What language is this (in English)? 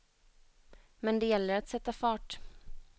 Swedish